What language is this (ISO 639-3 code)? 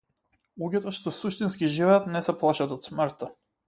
mkd